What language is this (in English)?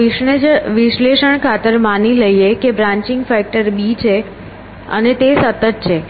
Gujarati